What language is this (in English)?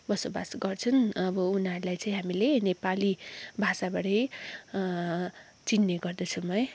Nepali